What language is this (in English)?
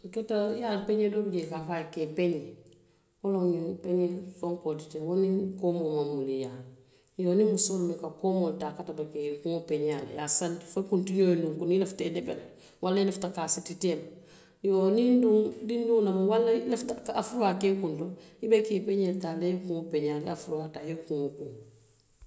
Western Maninkakan